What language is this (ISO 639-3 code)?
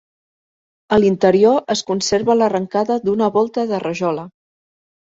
cat